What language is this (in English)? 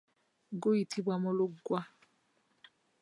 Ganda